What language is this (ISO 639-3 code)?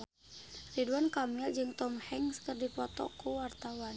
sun